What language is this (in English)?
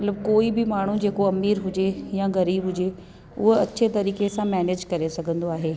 Sindhi